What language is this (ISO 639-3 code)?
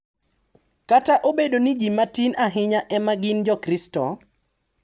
luo